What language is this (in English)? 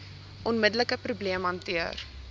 Afrikaans